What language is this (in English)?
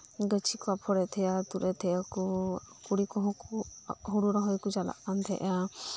Santali